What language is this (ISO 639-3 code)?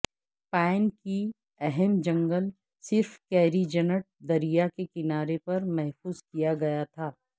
urd